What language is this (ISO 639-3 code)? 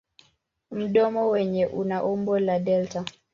swa